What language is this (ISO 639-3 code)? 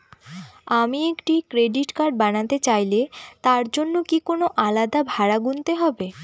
ben